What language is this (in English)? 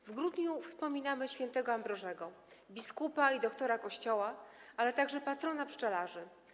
Polish